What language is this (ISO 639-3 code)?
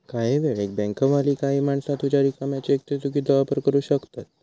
mar